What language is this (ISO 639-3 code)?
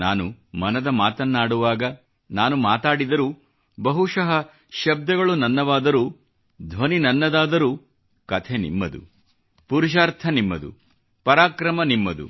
kan